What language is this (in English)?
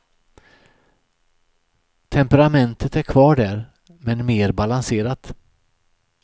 Swedish